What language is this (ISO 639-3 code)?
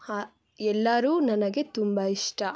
kan